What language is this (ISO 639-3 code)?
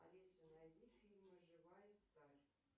rus